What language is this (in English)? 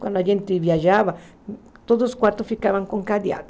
Portuguese